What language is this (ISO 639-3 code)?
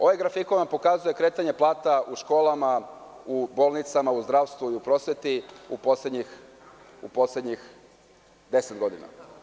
srp